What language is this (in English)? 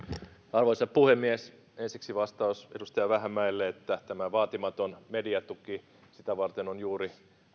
Finnish